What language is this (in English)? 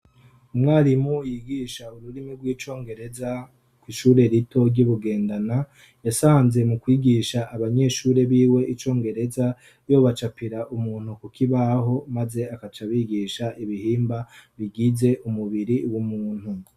Rundi